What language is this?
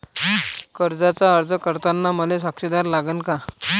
Marathi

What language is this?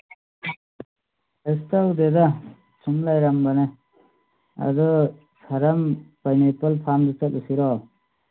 Manipuri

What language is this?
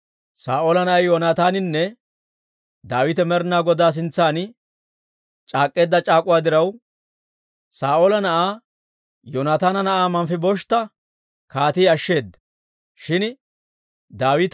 Dawro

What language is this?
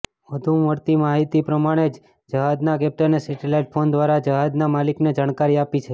Gujarati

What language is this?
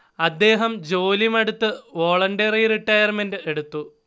Malayalam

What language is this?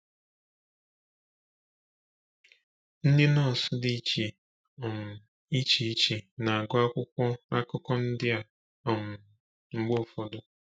Igbo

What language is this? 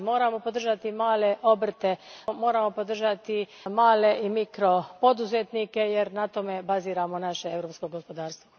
Croatian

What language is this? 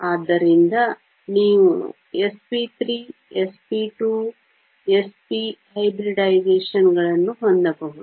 Kannada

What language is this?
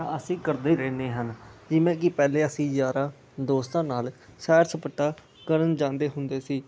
Punjabi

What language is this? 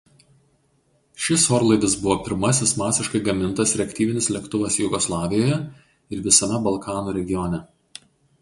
Lithuanian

